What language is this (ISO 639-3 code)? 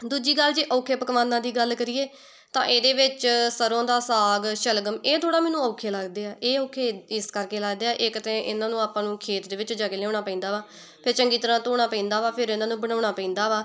pan